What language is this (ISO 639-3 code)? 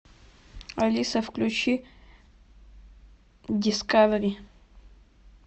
rus